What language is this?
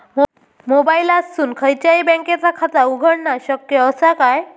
Marathi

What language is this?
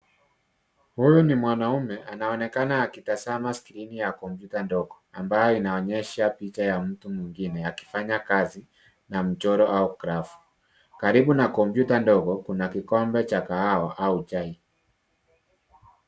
Swahili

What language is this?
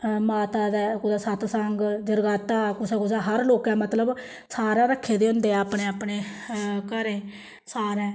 Dogri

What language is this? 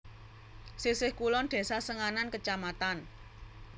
Javanese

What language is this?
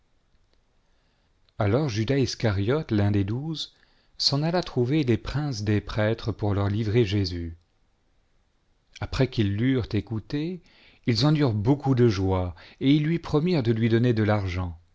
French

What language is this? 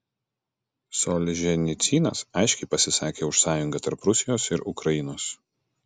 Lithuanian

